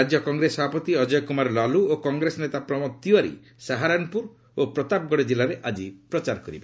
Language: Odia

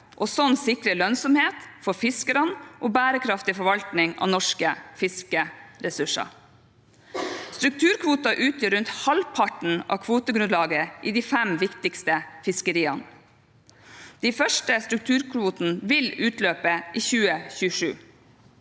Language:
Norwegian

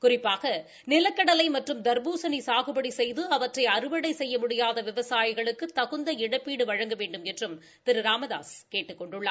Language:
Tamil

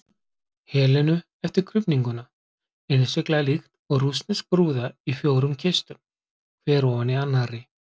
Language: Icelandic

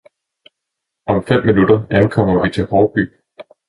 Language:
Danish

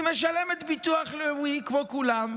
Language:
Hebrew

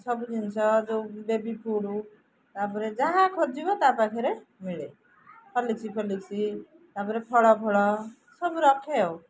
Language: Odia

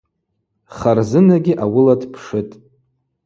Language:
Abaza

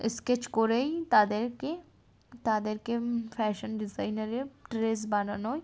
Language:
Bangla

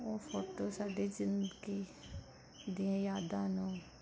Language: Punjabi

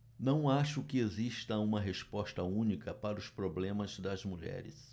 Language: Portuguese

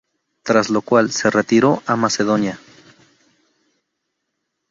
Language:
Spanish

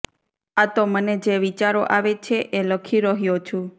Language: Gujarati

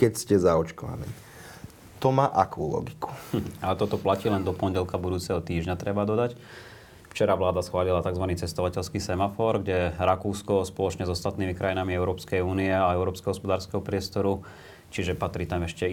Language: Slovak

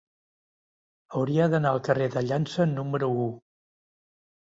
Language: Catalan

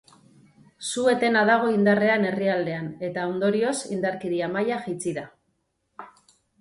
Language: Basque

